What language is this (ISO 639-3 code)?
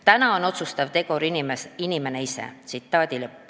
est